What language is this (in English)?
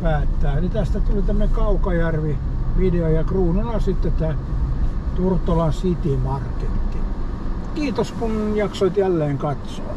Finnish